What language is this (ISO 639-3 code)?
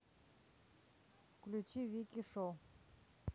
rus